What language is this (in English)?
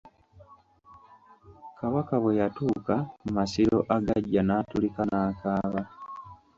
Ganda